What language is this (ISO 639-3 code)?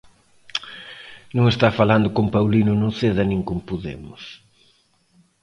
glg